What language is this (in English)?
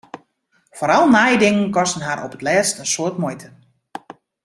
Western Frisian